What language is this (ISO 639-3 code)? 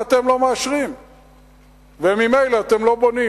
heb